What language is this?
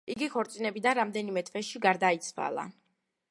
Georgian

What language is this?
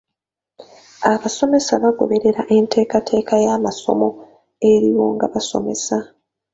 Ganda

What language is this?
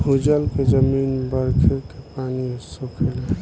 Bhojpuri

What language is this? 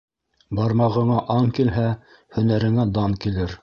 Bashkir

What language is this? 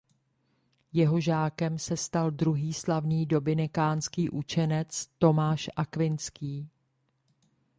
Czech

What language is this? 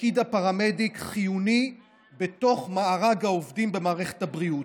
Hebrew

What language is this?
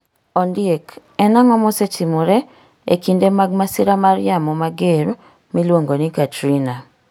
Luo (Kenya and Tanzania)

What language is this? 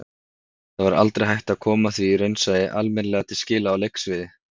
Icelandic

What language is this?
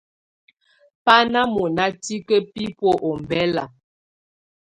Tunen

